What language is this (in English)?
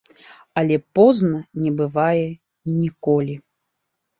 Belarusian